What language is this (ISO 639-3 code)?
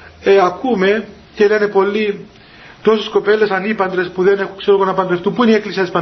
ell